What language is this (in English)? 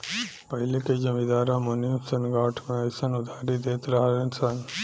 Bhojpuri